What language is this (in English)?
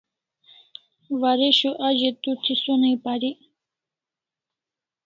Kalasha